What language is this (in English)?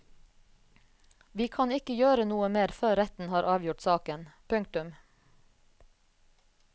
Norwegian